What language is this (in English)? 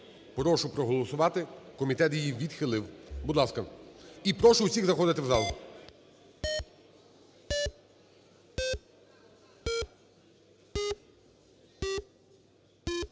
Ukrainian